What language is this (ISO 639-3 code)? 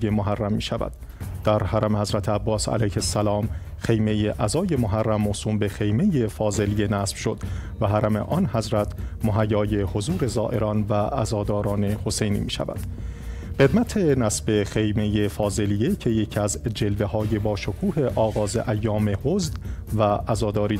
fas